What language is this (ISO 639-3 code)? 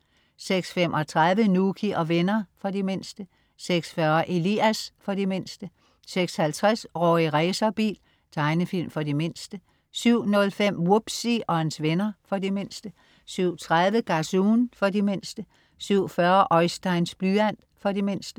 dan